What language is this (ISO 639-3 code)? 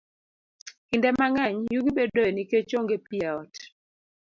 luo